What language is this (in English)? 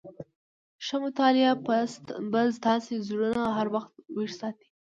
Pashto